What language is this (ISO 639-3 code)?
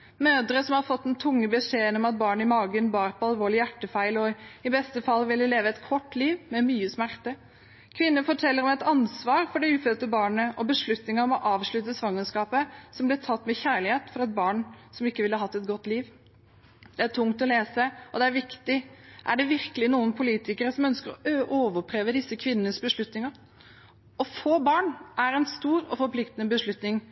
nob